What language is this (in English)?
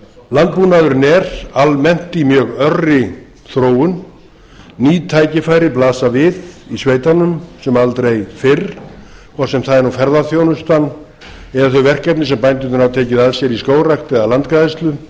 Icelandic